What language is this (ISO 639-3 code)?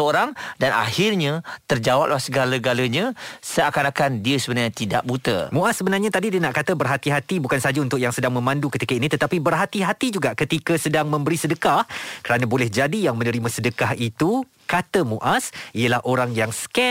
msa